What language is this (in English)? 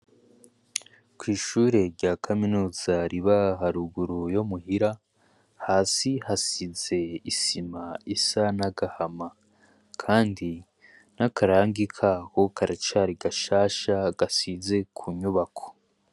Rundi